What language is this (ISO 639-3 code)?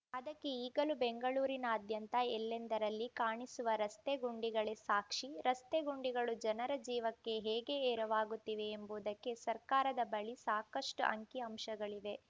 kan